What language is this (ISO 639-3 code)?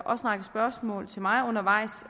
dan